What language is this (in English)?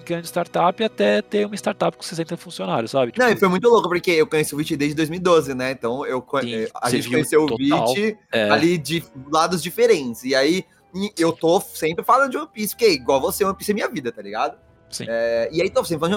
Portuguese